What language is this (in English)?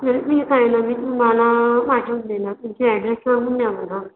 Marathi